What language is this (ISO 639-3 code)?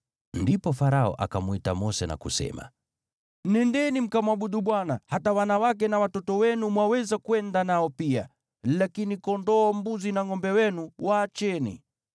swa